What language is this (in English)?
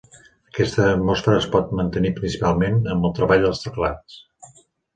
Catalan